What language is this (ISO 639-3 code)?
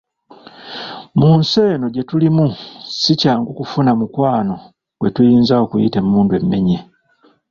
lug